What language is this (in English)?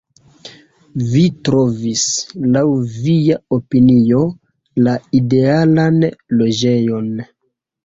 Esperanto